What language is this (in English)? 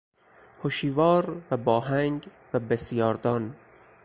Persian